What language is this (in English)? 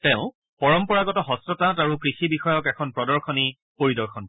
Assamese